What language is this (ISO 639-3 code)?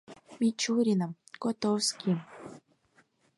chm